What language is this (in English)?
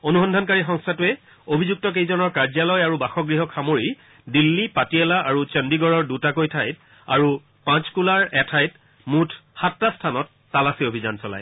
Assamese